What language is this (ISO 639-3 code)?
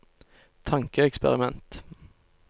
nor